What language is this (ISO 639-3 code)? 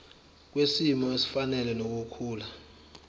zul